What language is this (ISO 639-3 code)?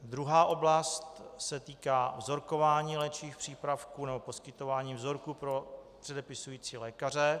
ces